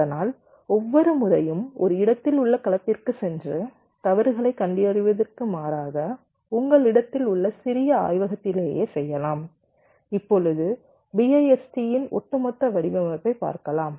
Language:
Tamil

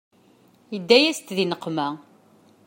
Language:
Kabyle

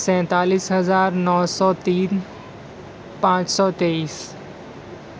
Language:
Urdu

